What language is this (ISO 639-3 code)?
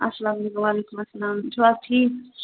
kas